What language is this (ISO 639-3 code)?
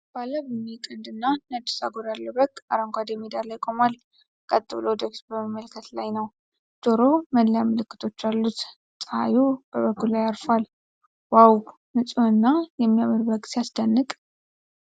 amh